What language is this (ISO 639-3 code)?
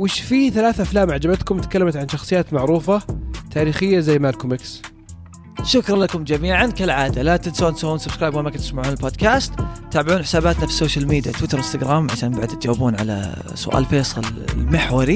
ara